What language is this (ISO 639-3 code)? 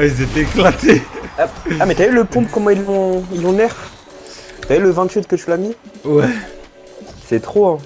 fra